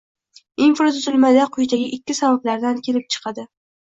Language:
Uzbek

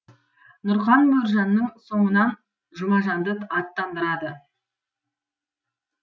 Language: Kazakh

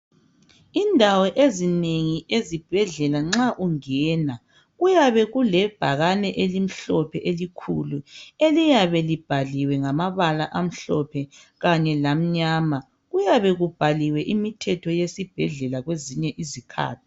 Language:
North Ndebele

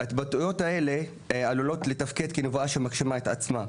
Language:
Hebrew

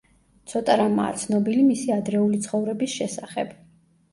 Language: Georgian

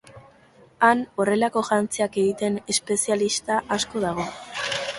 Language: Basque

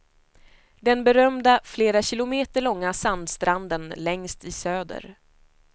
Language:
Swedish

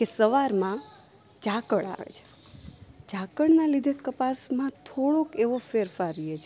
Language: Gujarati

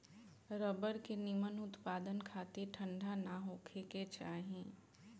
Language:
Bhojpuri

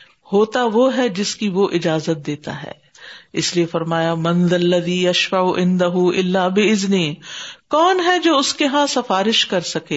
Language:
Urdu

